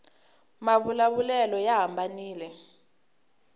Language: Tsonga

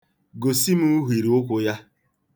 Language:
Igbo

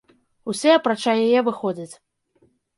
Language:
Belarusian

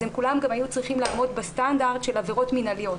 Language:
Hebrew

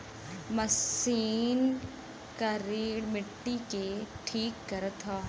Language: Bhojpuri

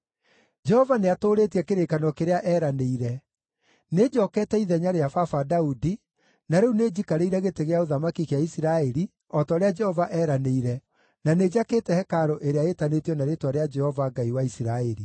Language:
Kikuyu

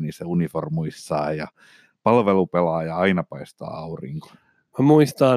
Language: Finnish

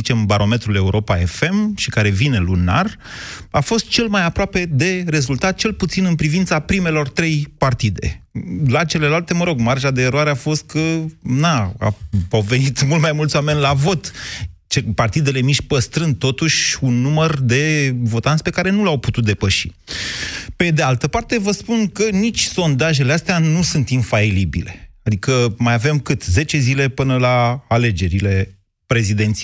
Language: Romanian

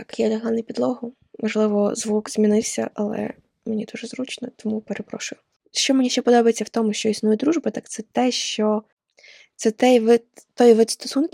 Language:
Ukrainian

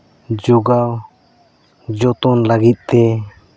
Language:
Santali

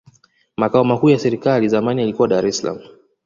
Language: Swahili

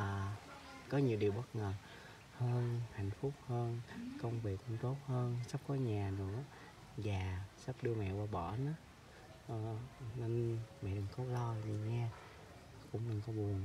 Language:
Vietnamese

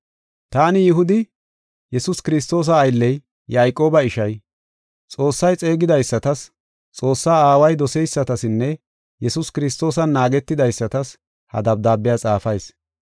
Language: Gofa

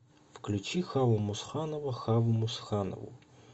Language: Russian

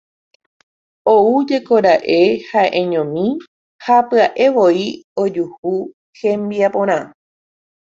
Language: Guarani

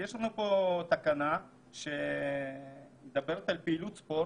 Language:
Hebrew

